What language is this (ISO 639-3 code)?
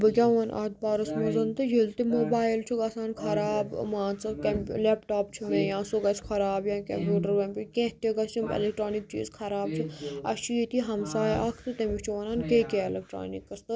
kas